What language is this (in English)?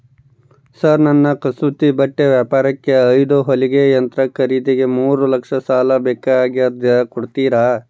Kannada